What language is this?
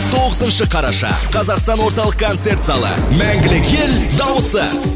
Kazakh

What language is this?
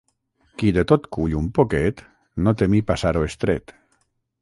Catalan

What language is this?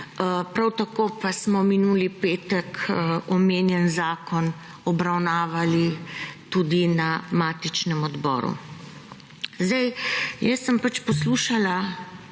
Slovenian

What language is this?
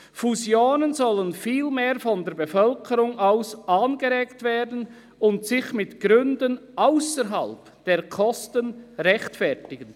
Swiss German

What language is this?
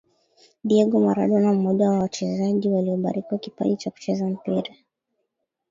Swahili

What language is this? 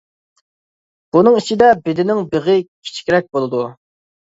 Uyghur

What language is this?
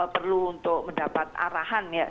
Indonesian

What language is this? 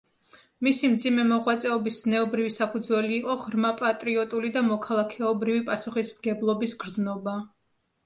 Georgian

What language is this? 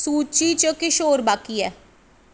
Dogri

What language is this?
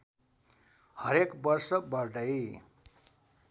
Nepali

